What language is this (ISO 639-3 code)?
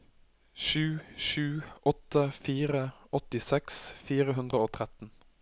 nor